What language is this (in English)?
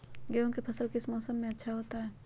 Magahi